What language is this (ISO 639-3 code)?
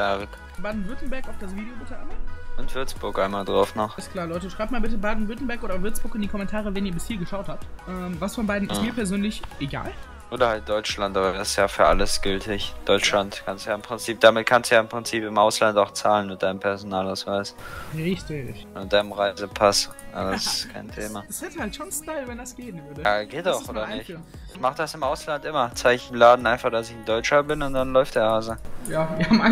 deu